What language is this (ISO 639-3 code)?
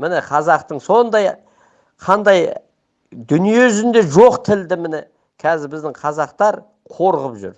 tur